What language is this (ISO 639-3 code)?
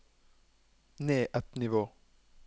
nor